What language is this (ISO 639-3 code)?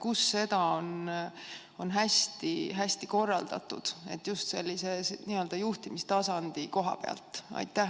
est